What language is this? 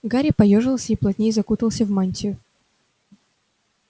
Russian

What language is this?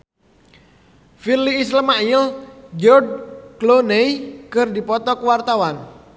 Sundanese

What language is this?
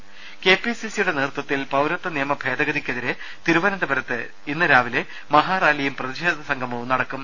Malayalam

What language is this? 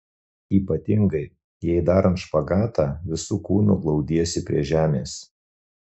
Lithuanian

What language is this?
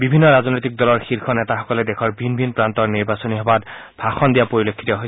Assamese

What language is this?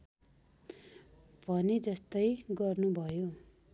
Nepali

